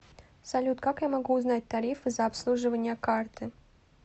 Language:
Russian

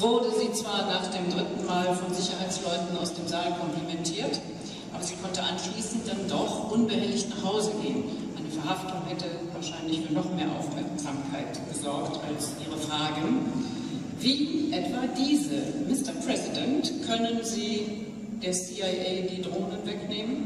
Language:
German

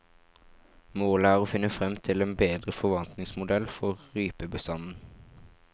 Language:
Norwegian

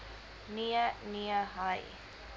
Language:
Afrikaans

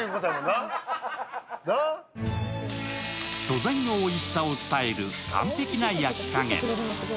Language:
Japanese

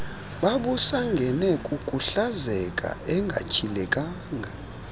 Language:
Xhosa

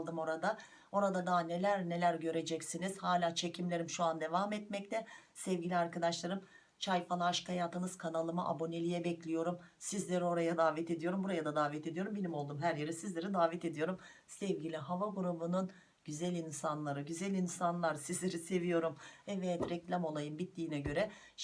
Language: Turkish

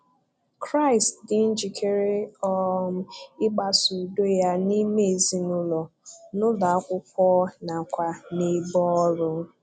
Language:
Igbo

